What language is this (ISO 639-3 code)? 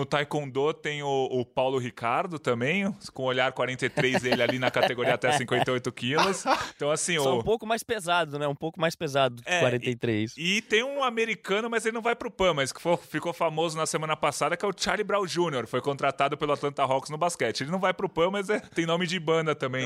por